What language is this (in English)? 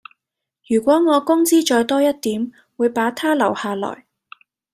Cantonese